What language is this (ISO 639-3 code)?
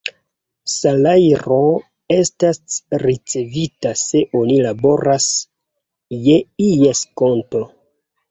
epo